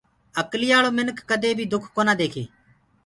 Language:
Gurgula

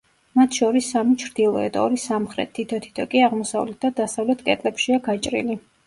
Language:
Georgian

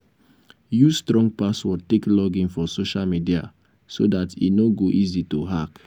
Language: Nigerian Pidgin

